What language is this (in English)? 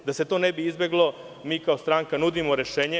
Serbian